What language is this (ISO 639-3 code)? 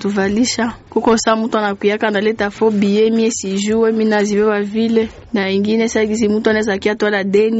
swa